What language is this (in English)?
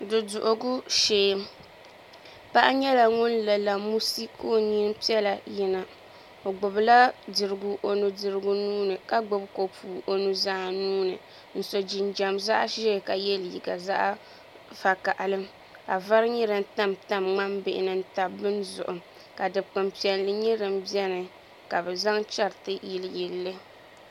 Dagbani